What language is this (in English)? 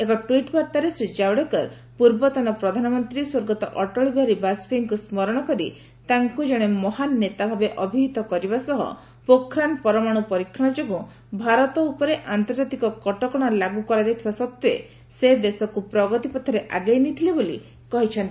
Odia